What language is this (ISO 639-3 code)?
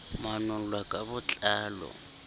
sot